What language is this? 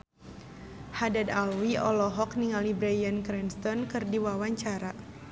Sundanese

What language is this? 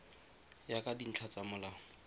Tswana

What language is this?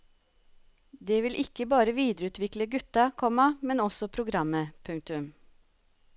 Norwegian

